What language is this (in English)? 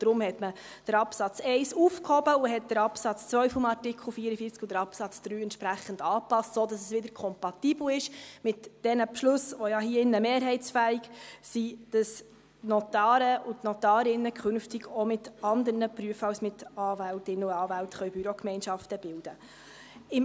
Swiss German